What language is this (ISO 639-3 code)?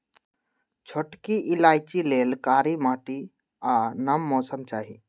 mag